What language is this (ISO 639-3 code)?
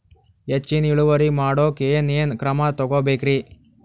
kan